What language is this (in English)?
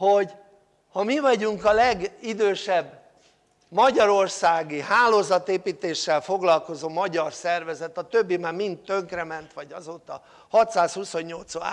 Hungarian